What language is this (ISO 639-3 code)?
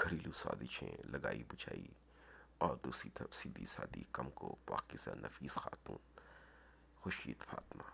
urd